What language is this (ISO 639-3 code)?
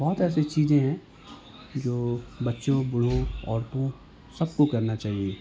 urd